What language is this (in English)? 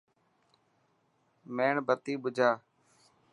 Dhatki